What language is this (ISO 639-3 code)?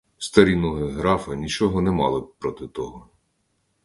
ukr